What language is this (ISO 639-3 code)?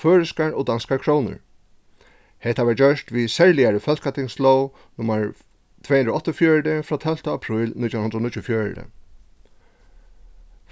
fao